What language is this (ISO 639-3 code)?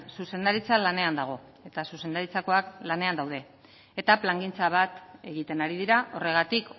eus